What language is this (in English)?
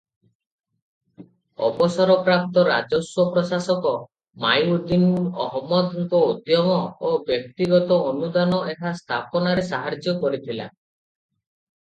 Odia